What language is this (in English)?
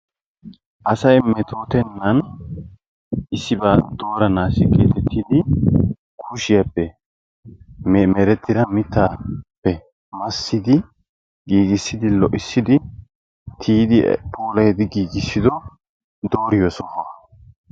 Wolaytta